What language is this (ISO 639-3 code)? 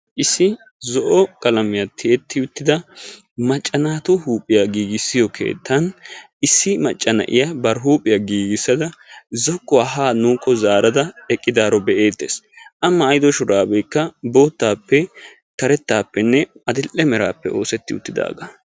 wal